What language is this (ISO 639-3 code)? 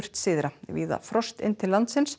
isl